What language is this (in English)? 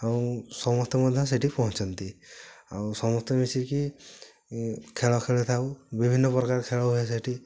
Odia